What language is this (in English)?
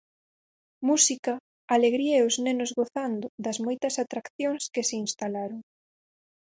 Galician